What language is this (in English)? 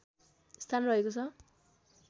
Nepali